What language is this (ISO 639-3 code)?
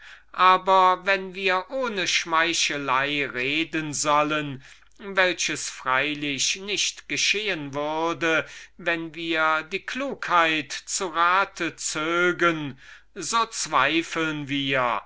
deu